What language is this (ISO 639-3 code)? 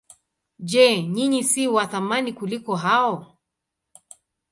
swa